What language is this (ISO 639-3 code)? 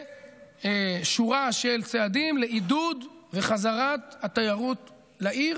heb